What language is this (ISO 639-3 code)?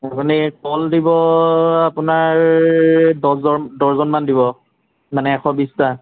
asm